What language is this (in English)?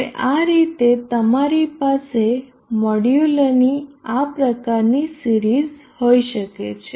Gujarati